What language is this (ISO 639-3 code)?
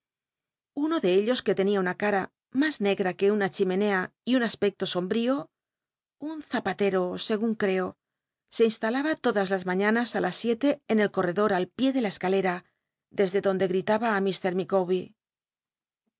spa